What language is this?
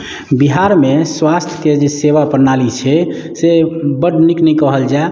Maithili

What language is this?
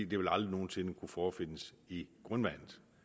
Danish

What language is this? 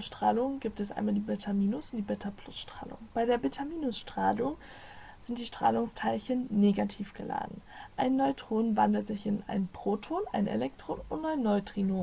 German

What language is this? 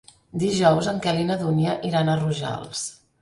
Catalan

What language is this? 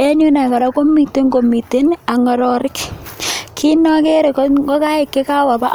Kalenjin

